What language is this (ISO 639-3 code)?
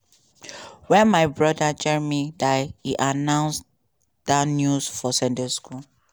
pcm